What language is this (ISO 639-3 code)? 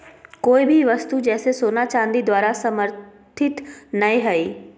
mag